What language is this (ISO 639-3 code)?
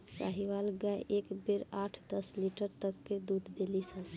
bho